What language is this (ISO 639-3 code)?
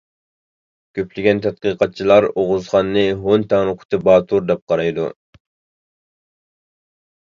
uig